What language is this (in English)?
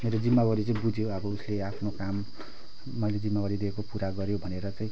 Nepali